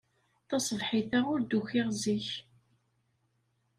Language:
Kabyle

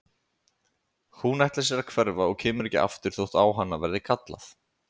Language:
Icelandic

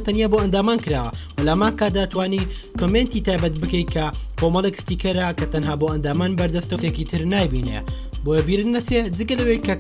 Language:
Korean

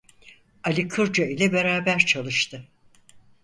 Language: Turkish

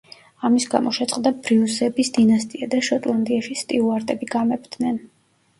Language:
Georgian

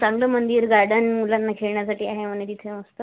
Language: Marathi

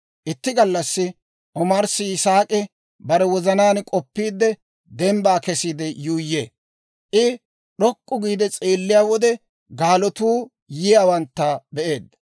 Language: Dawro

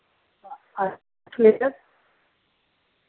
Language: Dogri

